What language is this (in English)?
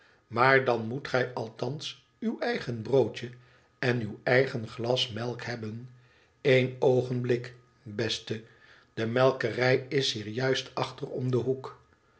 Dutch